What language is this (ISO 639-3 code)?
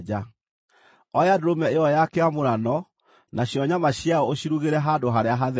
kik